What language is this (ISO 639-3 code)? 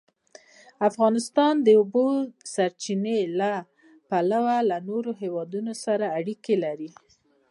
pus